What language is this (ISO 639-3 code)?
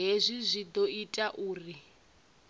ven